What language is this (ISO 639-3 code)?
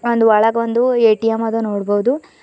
kan